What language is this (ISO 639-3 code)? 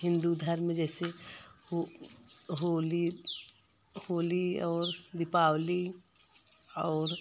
hin